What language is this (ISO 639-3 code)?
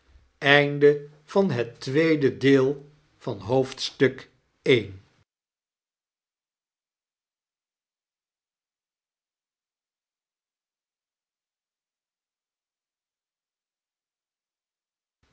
nld